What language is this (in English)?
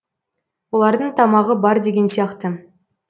Kazakh